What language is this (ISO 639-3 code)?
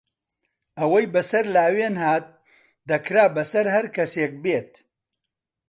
ckb